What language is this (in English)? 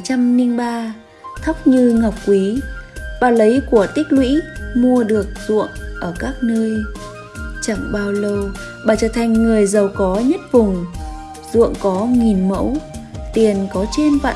Vietnamese